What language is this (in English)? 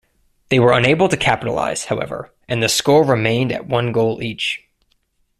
English